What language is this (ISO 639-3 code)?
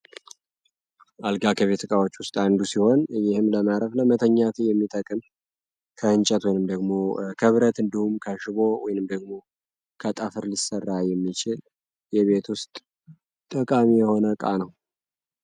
amh